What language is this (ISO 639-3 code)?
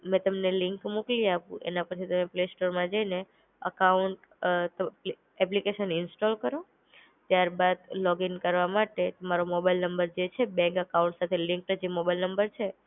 guj